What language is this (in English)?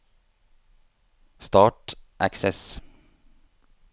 Norwegian